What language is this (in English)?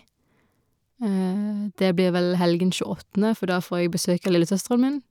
Norwegian